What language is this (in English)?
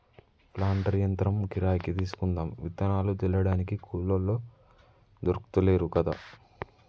Telugu